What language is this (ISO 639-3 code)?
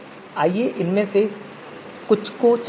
hin